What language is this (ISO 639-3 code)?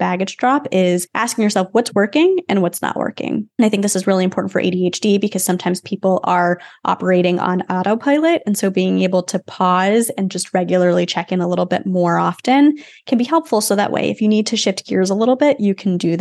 eng